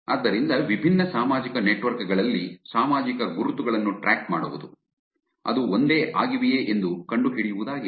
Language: Kannada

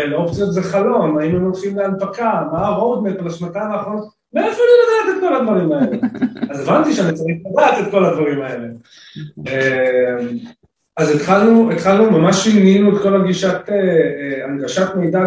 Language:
Hebrew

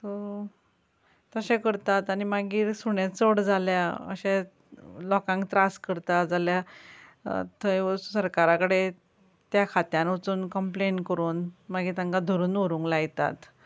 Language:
Konkani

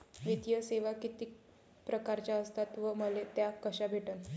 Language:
Marathi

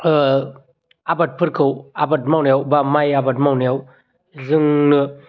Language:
Bodo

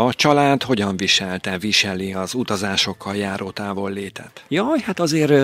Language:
Hungarian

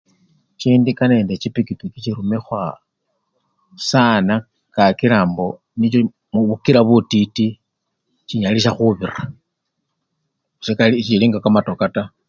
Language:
Luyia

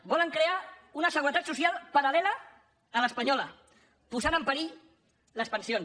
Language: Catalan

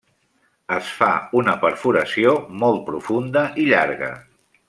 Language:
Catalan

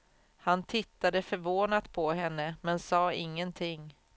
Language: Swedish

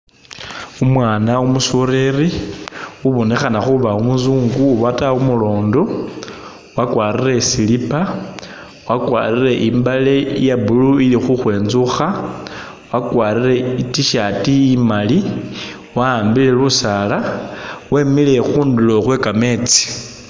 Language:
Masaaba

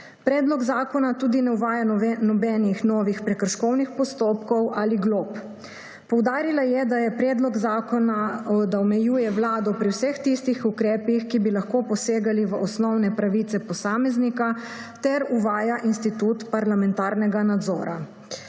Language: Slovenian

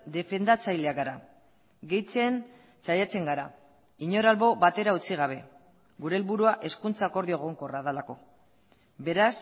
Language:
Basque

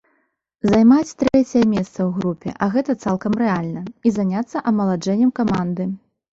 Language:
Belarusian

